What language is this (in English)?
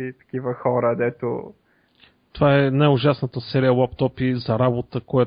Bulgarian